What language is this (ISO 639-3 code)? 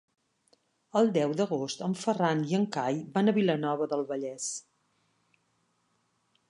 cat